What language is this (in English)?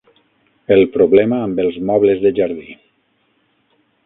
Catalan